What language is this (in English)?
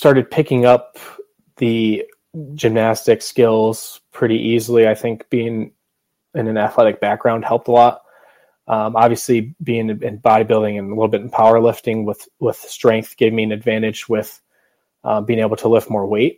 English